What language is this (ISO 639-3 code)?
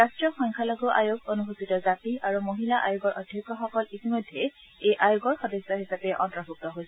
asm